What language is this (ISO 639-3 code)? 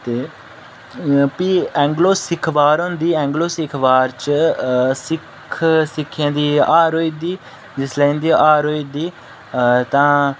doi